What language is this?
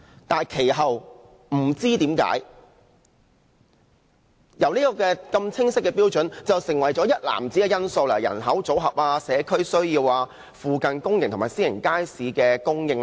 Cantonese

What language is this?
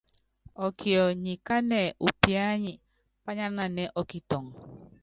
Yangben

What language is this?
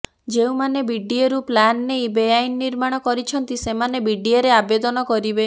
Odia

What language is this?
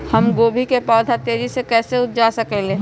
Magahi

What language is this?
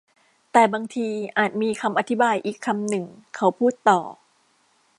Thai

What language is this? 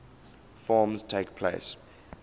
English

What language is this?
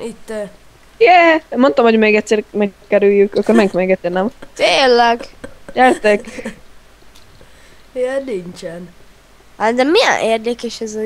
Hungarian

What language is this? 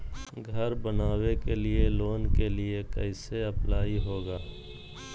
Magahi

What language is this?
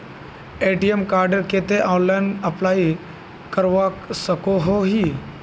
Magahi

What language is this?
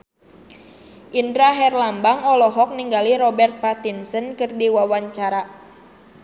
Sundanese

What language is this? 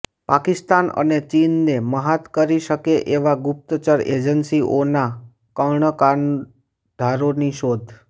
Gujarati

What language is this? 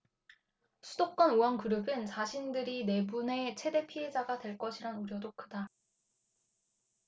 Korean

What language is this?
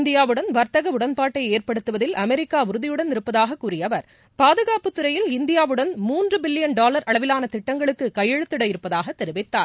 Tamil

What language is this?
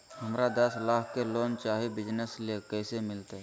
Magahi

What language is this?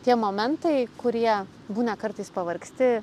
Lithuanian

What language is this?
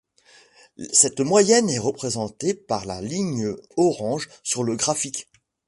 French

